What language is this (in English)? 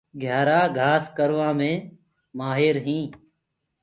Gurgula